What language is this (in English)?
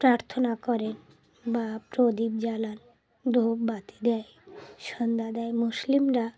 Bangla